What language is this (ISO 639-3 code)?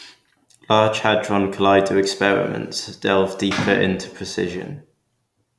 eng